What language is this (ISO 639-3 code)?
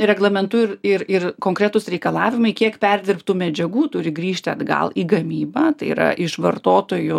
lit